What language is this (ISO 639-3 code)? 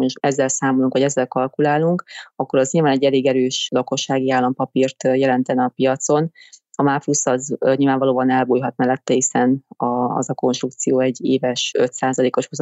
hun